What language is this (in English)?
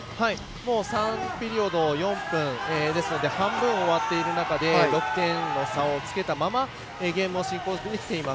Japanese